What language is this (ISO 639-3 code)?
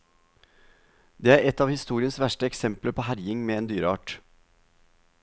nor